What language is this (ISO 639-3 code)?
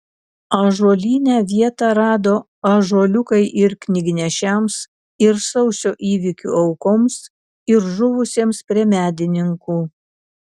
lit